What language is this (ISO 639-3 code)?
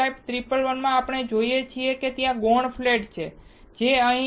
guj